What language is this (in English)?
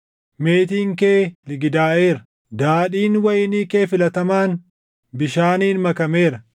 Oromo